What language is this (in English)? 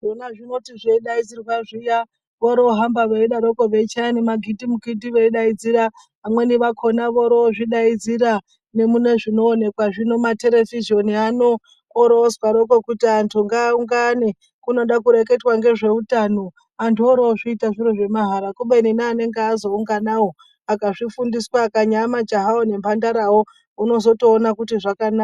Ndau